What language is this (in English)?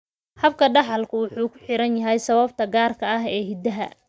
Somali